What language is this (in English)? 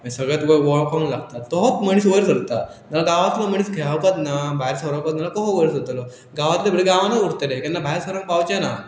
Konkani